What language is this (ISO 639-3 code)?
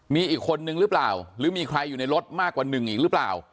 tha